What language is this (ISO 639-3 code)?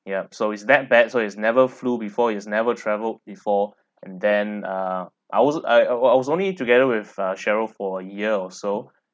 eng